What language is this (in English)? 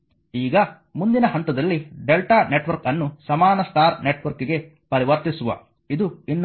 Kannada